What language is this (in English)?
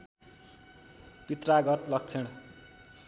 Nepali